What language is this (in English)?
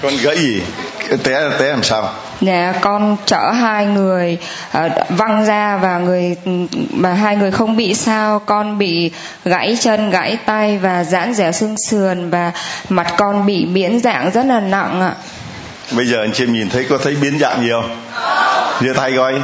Vietnamese